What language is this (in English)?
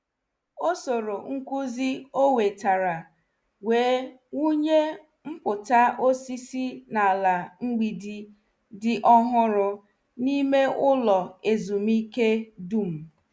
Igbo